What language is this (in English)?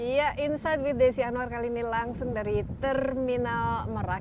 Indonesian